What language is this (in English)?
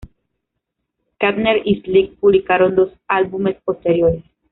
Spanish